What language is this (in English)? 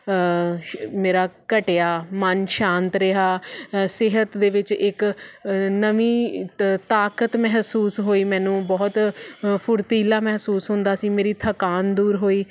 Punjabi